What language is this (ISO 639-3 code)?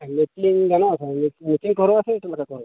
sat